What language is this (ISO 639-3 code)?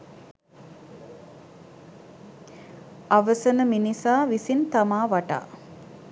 sin